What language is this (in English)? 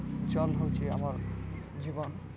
Odia